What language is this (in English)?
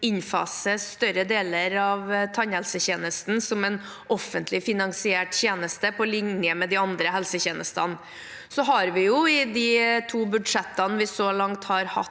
Norwegian